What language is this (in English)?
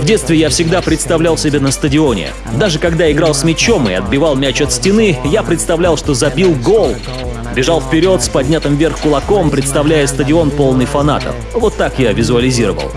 Russian